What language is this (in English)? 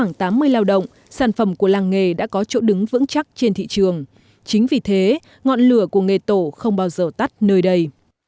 Vietnamese